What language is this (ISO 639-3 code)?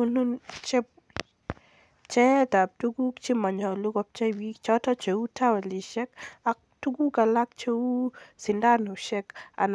kln